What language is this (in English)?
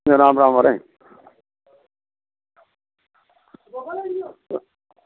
Dogri